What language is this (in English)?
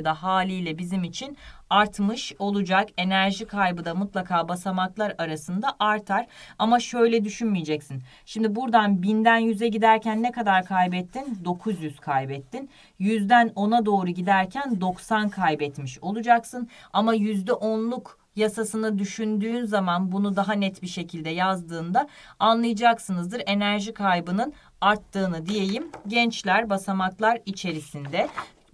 Turkish